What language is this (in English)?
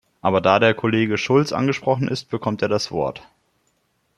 German